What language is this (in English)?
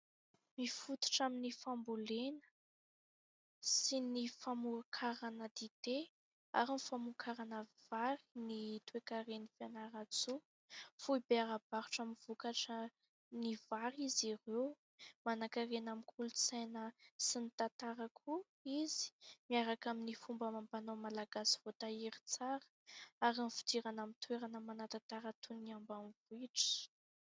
Malagasy